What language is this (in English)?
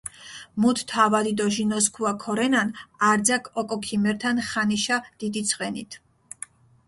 Mingrelian